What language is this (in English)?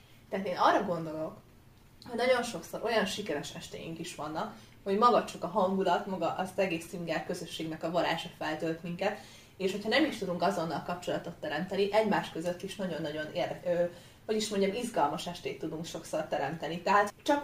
Hungarian